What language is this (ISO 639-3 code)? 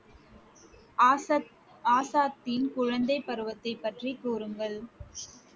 tam